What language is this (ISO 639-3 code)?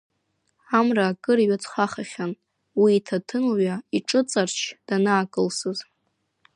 abk